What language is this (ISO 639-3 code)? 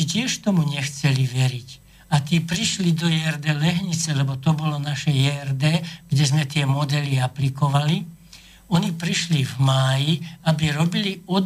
slk